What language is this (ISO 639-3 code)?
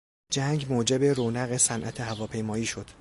fas